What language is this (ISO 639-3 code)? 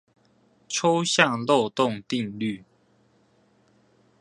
zho